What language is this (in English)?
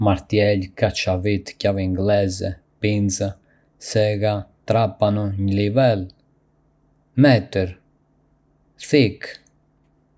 Arbëreshë Albanian